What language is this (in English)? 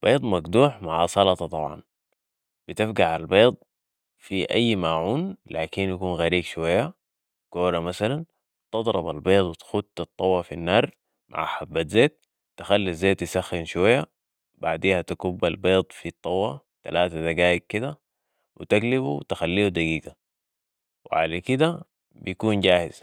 Sudanese Arabic